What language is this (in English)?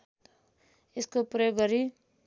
Nepali